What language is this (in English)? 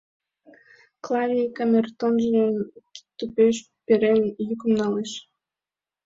Mari